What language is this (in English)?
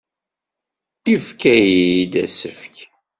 Kabyle